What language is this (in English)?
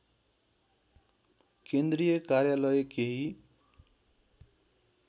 Nepali